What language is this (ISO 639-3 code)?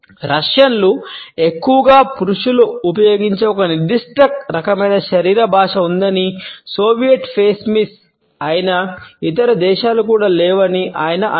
tel